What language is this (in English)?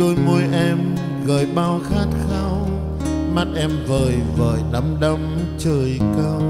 Vietnamese